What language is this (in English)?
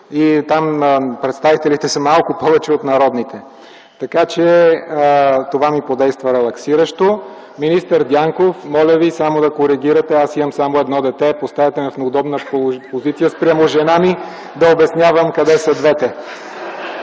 Bulgarian